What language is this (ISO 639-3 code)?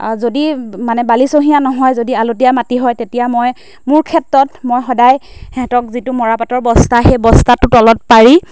asm